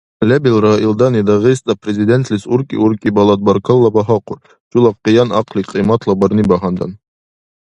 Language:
Dargwa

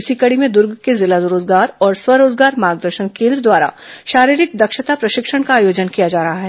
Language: Hindi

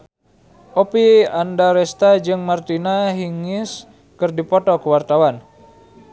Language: Sundanese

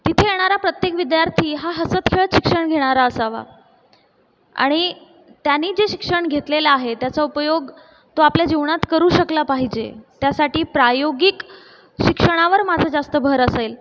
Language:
Marathi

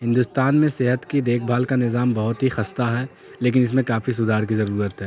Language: Urdu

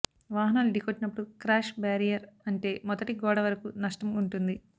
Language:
Telugu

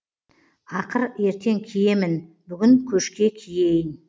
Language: Kazakh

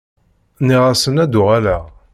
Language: Kabyle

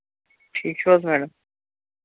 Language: Kashmiri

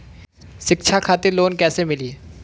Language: Bhojpuri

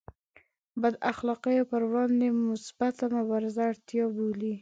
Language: Pashto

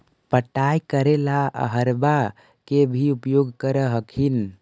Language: Magahi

